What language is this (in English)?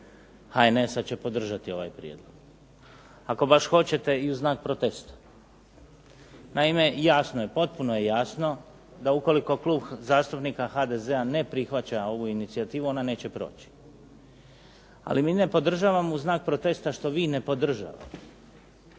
Croatian